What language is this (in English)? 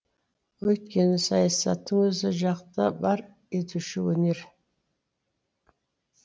Kazakh